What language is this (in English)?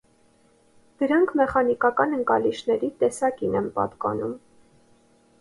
Armenian